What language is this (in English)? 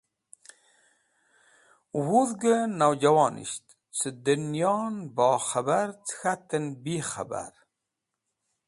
Wakhi